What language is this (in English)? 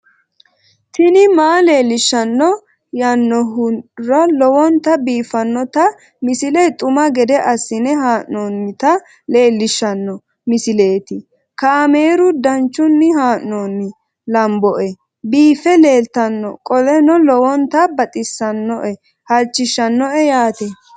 Sidamo